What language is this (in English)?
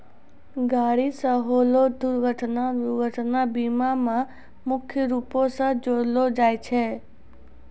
Maithili